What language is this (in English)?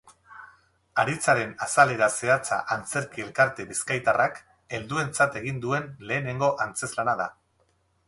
Basque